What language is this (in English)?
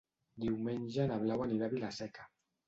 Catalan